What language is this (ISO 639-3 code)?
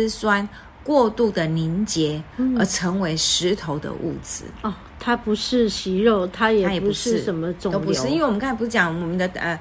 zho